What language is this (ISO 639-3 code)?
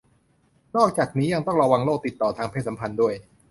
tha